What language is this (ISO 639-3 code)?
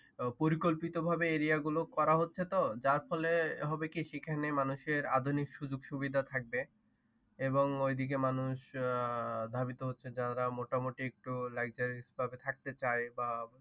ben